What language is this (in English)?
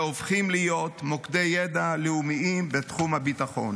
Hebrew